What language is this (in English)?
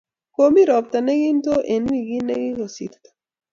Kalenjin